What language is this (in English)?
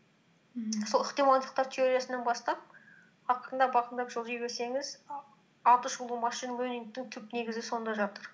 Kazakh